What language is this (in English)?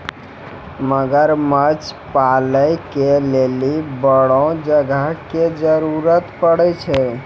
Maithili